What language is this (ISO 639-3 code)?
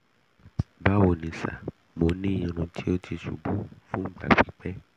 yor